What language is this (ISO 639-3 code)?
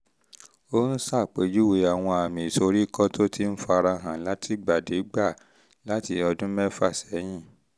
yor